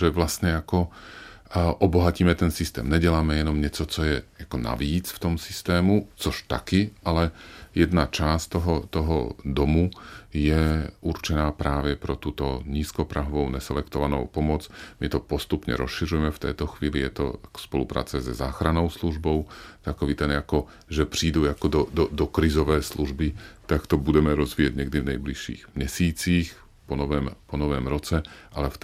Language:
Czech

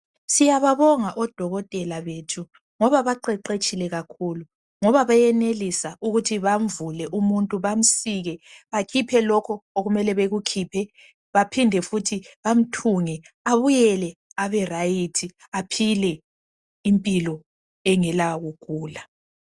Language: North Ndebele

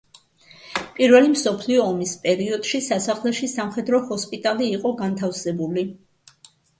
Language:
Georgian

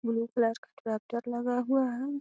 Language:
Magahi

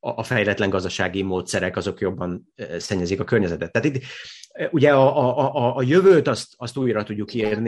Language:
Hungarian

